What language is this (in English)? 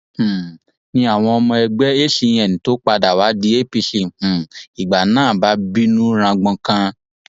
Yoruba